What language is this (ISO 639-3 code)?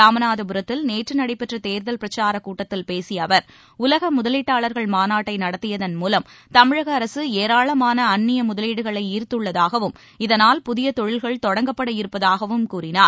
tam